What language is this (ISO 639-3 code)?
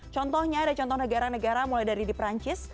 ind